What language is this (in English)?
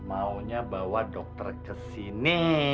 Indonesian